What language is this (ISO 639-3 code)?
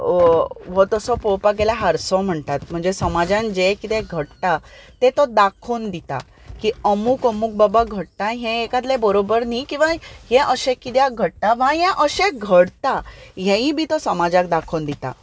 kok